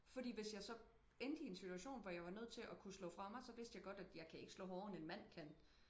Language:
Danish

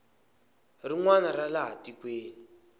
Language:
Tsonga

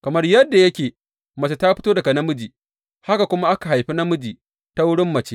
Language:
Hausa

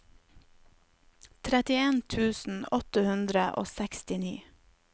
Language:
Norwegian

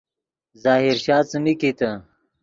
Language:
Yidgha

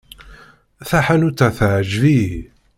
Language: Kabyle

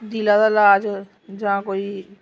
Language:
Dogri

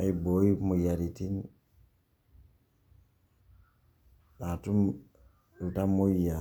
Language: Masai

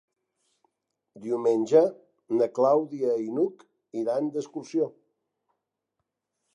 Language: Catalan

